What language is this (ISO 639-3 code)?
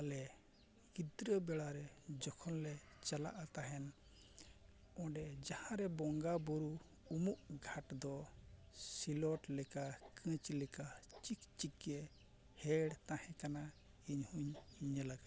sat